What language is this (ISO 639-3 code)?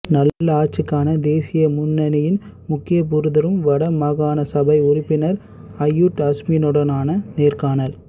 tam